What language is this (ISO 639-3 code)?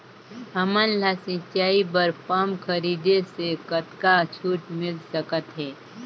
hne